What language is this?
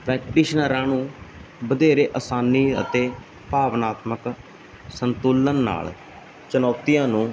Punjabi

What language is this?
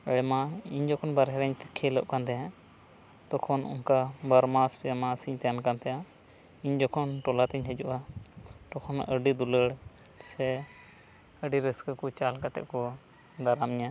Santali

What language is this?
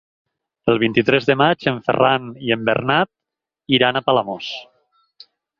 Catalan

